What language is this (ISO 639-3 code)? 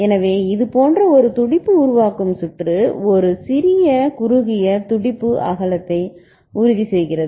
tam